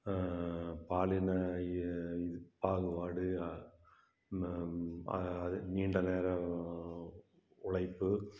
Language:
Tamil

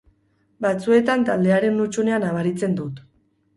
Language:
Basque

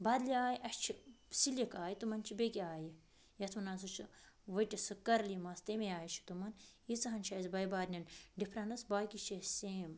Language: Kashmiri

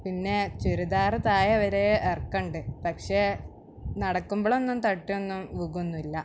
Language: Malayalam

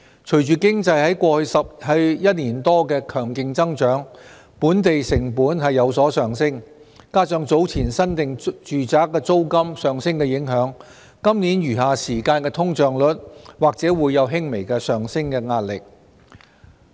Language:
Cantonese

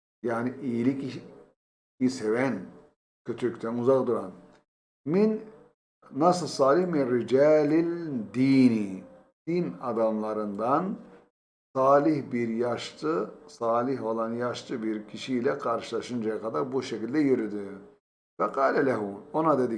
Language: Turkish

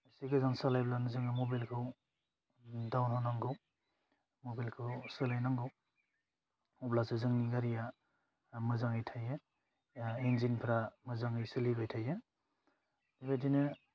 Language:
Bodo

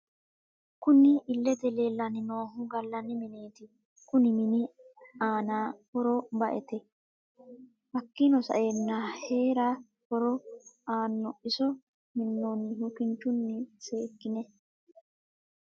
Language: Sidamo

